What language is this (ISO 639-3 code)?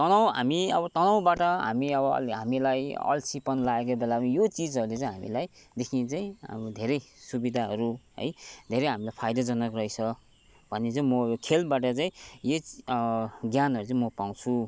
nep